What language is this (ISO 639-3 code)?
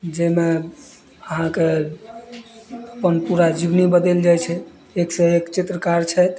mai